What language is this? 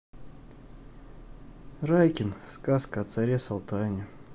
Russian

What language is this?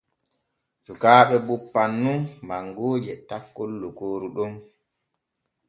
Borgu Fulfulde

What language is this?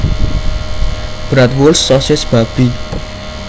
Javanese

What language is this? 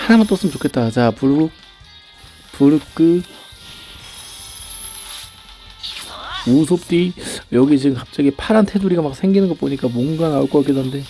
Korean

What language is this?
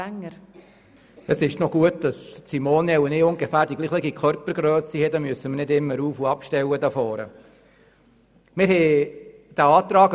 Swiss German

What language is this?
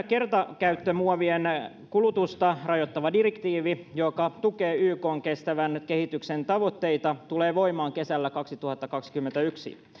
Finnish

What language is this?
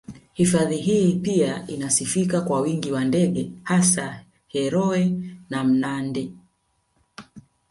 Swahili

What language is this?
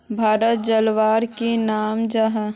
Magahi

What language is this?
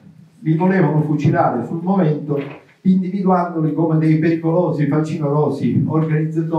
Italian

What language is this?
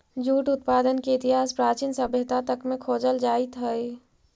Magahi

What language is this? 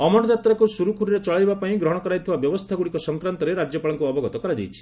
Odia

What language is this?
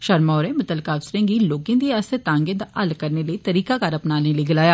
Dogri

